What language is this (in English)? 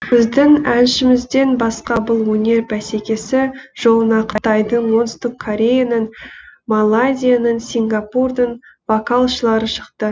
Kazakh